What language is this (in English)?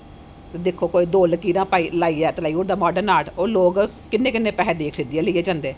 Dogri